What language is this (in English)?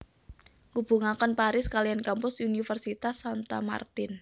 Javanese